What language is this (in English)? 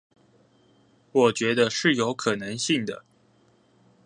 Chinese